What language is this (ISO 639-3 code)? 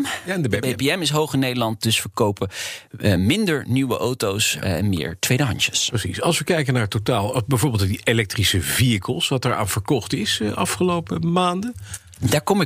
nld